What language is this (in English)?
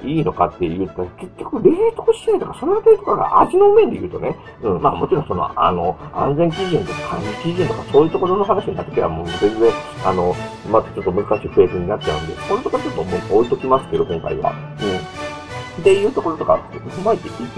Japanese